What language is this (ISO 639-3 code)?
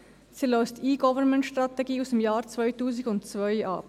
gsw